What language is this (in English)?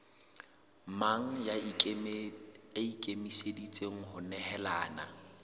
Southern Sotho